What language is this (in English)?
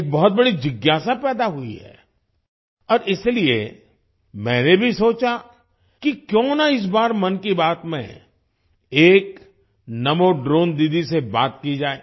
Hindi